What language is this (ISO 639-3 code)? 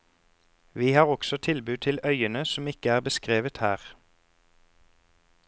nor